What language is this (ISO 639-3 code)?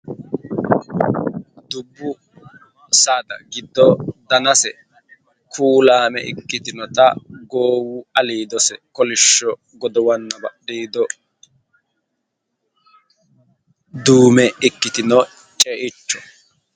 sid